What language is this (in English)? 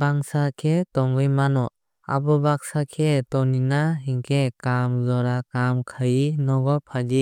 Kok Borok